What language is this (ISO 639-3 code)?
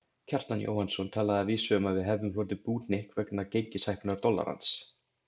isl